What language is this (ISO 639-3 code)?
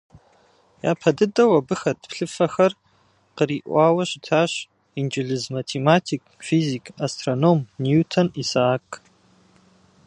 kbd